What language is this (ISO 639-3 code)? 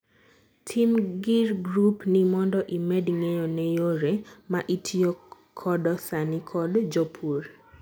luo